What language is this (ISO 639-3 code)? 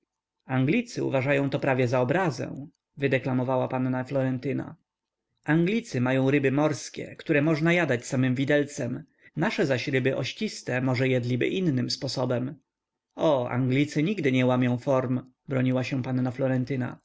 pol